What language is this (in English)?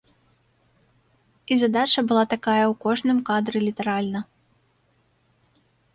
Belarusian